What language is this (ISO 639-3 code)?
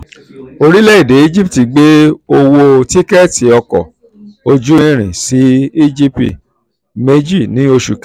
yor